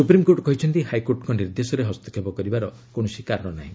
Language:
Odia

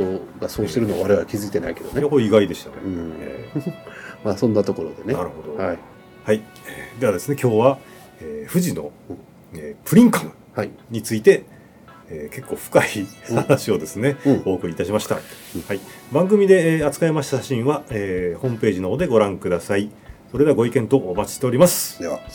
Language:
Japanese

